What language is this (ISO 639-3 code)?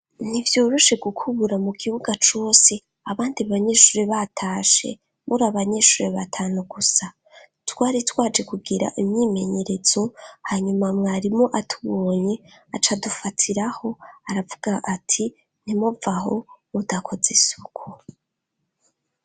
run